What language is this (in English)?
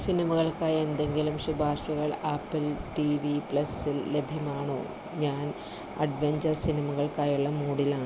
Malayalam